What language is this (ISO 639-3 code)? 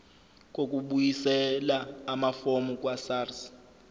zul